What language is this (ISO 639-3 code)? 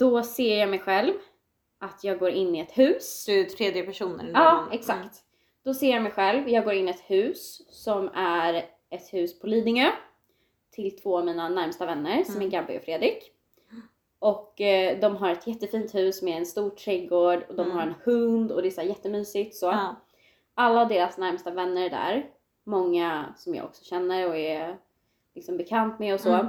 swe